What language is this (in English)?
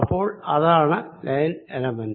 Malayalam